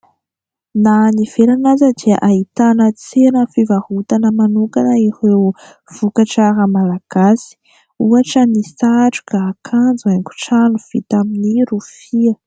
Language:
Malagasy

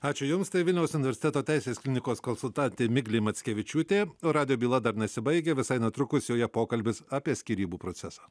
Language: Lithuanian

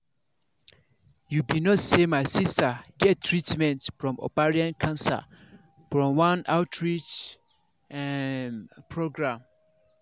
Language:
Nigerian Pidgin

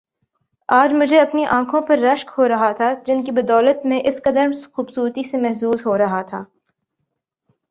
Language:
Urdu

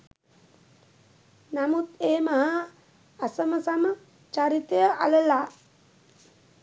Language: Sinhala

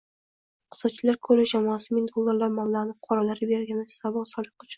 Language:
Uzbek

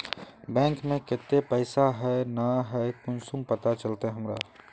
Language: Magahi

